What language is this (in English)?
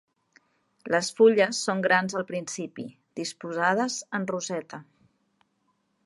Catalan